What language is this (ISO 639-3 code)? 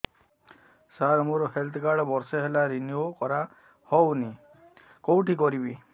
ori